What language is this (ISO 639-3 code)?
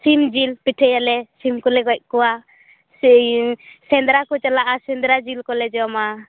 sat